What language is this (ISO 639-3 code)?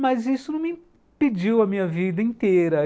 por